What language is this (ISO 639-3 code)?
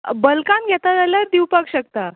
kok